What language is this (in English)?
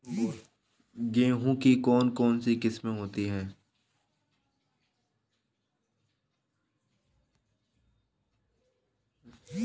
Hindi